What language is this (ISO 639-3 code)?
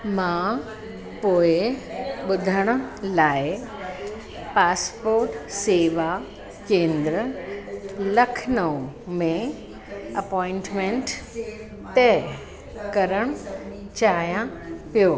snd